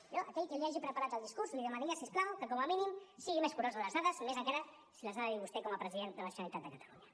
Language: Catalan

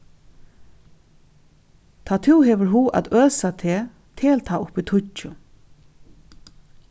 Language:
Faroese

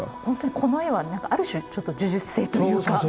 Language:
Japanese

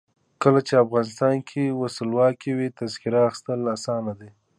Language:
Pashto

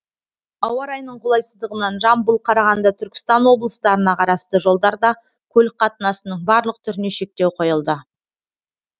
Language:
Kazakh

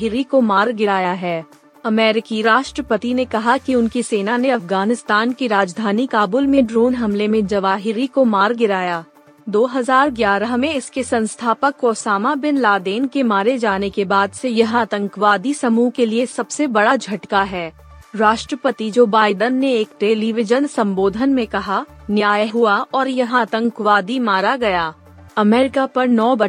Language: Hindi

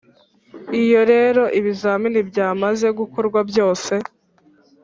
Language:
Kinyarwanda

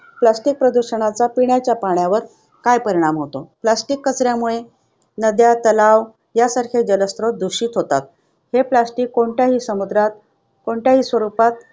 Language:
Marathi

